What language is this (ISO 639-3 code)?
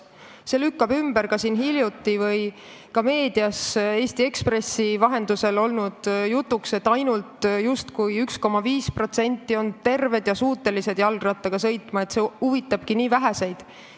est